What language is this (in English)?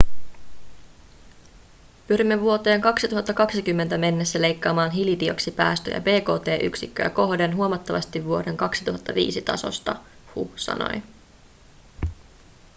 Finnish